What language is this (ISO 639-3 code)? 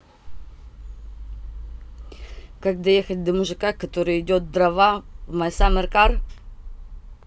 rus